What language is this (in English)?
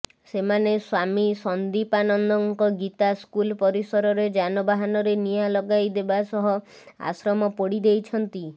Odia